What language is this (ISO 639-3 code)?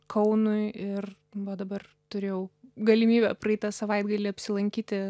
lit